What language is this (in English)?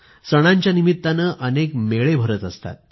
Marathi